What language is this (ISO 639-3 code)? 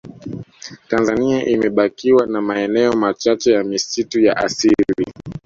swa